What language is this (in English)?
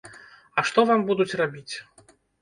Belarusian